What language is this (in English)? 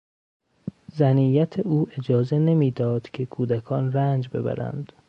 Persian